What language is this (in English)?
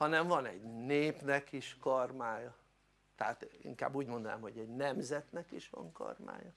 Hungarian